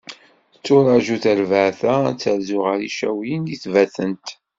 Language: Kabyle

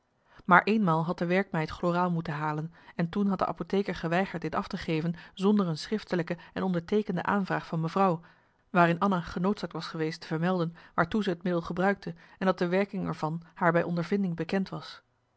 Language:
Dutch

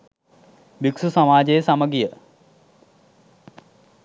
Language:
Sinhala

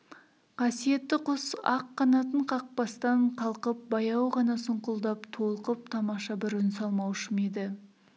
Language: Kazakh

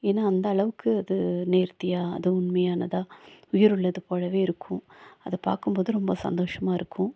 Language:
Tamil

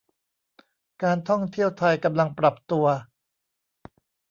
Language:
Thai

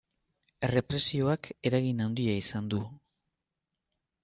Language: Basque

